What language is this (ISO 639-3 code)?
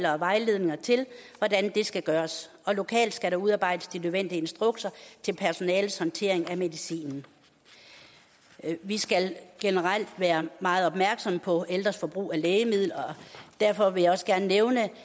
dan